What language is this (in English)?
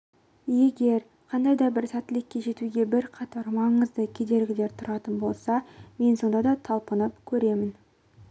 Kazakh